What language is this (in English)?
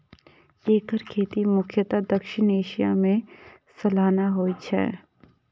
Maithili